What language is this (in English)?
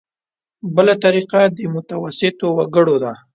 Pashto